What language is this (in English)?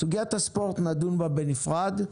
Hebrew